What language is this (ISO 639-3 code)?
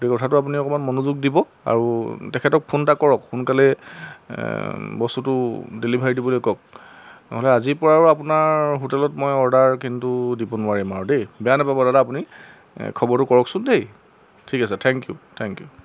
asm